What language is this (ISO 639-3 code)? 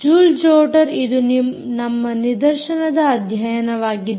kan